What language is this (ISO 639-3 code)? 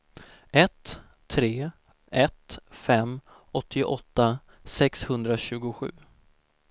swe